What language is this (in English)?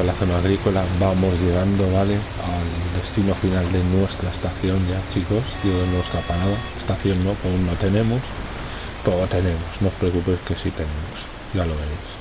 Spanish